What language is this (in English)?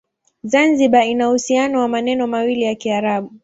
Swahili